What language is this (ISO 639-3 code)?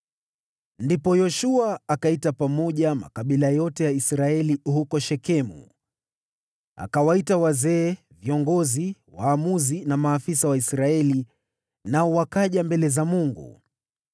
swa